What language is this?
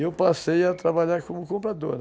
Portuguese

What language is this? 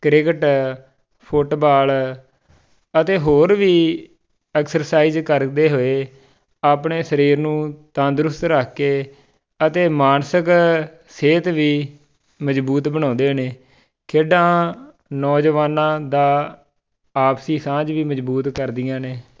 Punjabi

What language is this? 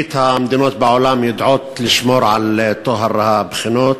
Hebrew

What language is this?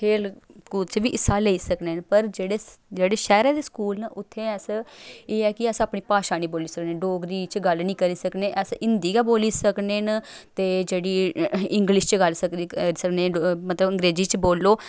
Dogri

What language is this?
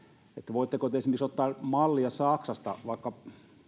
Finnish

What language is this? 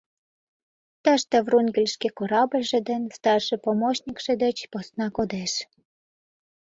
Mari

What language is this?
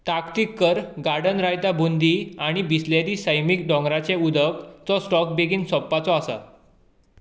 Konkani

